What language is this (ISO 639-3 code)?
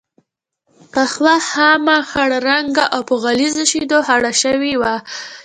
pus